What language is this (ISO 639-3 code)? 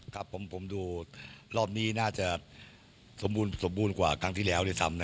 tha